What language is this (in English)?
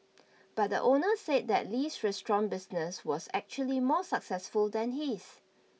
English